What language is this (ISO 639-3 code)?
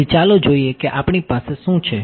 guj